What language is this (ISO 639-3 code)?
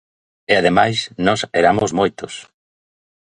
glg